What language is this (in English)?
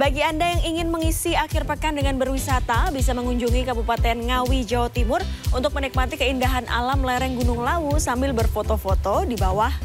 Indonesian